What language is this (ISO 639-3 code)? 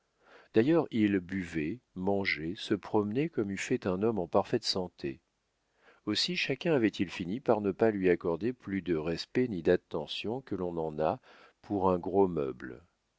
fra